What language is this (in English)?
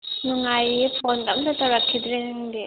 Manipuri